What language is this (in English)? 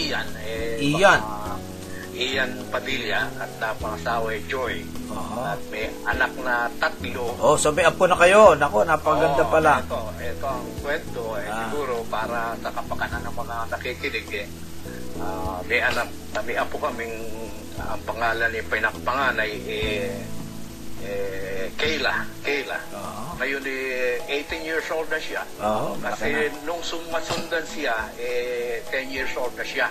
Filipino